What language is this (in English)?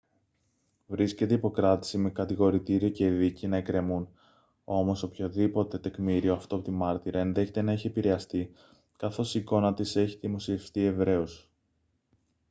Greek